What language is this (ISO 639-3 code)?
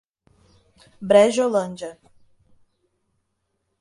por